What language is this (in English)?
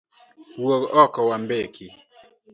Luo (Kenya and Tanzania)